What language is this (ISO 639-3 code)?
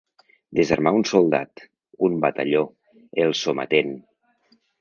cat